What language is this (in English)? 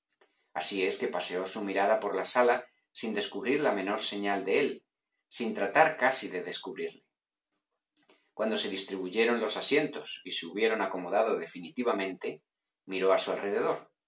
Spanish